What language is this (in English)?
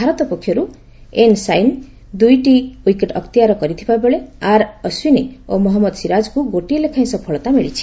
Odia